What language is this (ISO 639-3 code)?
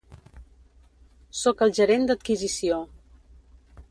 cat